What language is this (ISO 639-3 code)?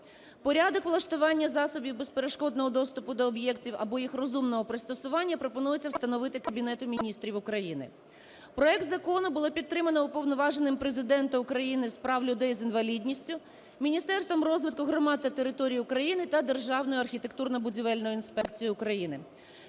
ukr